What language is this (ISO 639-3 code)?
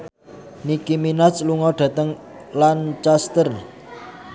jav